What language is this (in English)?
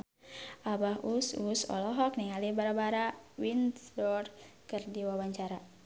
Sundanese